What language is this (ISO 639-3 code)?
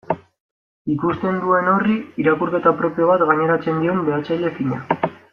eus